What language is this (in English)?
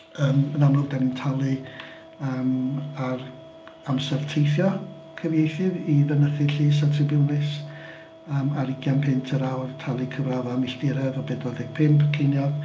Welsh